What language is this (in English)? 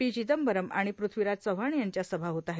Marathi